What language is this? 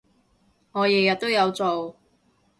Cantonese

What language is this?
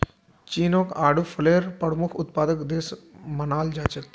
Magahi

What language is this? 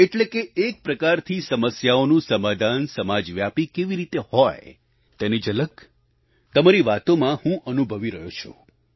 Gujarati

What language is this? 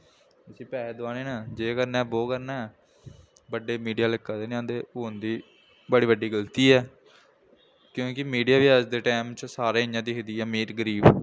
Dogri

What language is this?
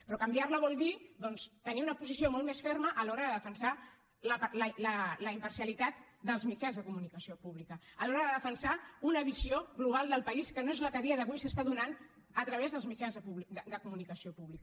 Catalan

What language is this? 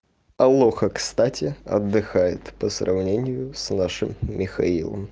Russian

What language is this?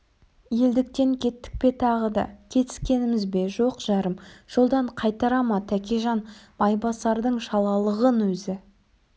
Kazakh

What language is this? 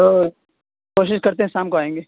Urdu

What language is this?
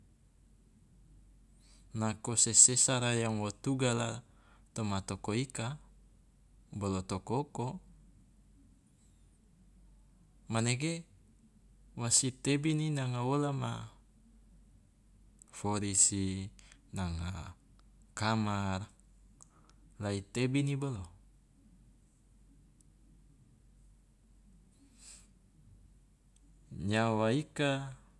Loloda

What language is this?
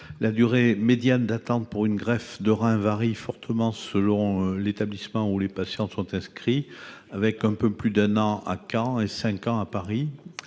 French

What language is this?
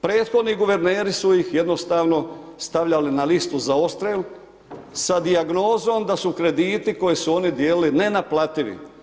Croatian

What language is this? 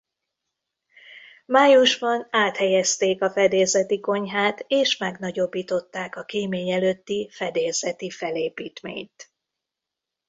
Hungarian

